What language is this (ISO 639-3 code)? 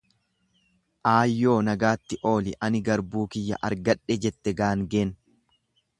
orm